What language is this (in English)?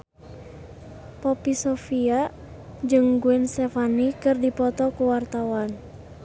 Sundanese